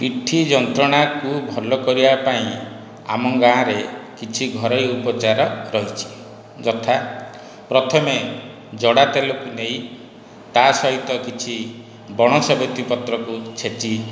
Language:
Odia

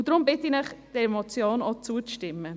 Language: Swiss German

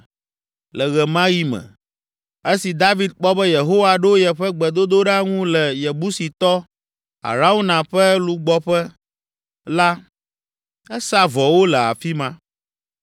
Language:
Ewe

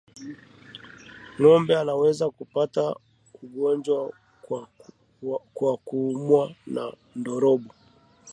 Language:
Swahili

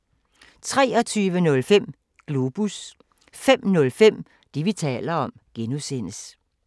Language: Danish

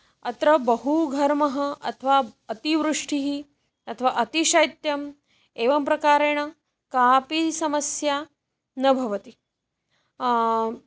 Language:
Sanskrit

